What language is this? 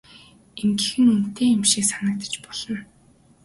Mongolian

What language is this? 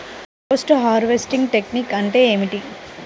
Telugu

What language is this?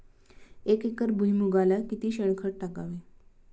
Marathi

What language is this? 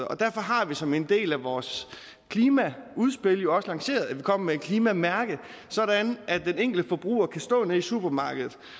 Danish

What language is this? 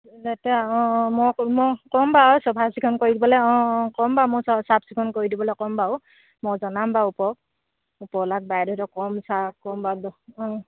Assamese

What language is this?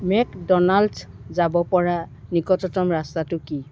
Assamese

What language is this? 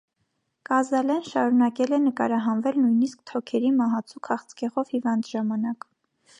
Armenian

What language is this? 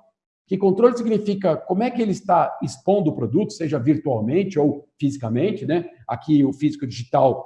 Portuguese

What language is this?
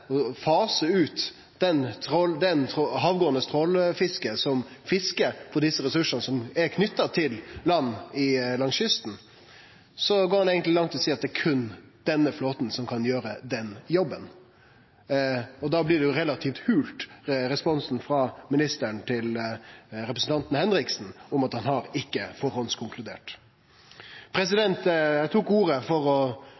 Norwegian Nynorsk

